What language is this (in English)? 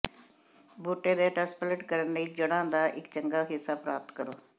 Punjabi